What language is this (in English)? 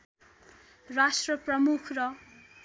Nepali